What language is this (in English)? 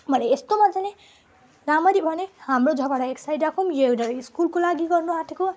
Nepali